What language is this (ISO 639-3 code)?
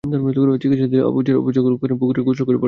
ben